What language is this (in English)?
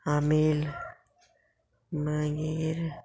Konkani